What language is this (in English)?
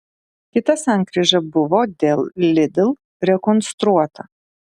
Lithuanian